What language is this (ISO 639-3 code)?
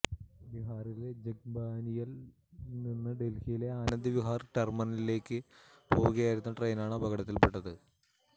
mal